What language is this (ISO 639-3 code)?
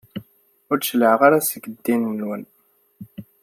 kab